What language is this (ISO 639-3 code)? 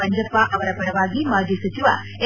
kan